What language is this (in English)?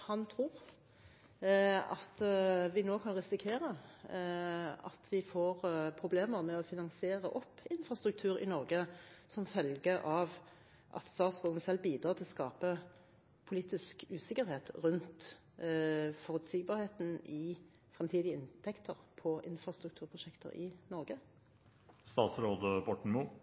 Norwegian Bokmål